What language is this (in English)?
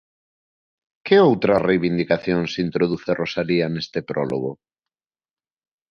Galician